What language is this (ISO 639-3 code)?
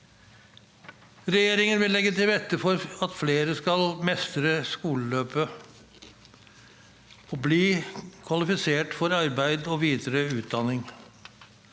nor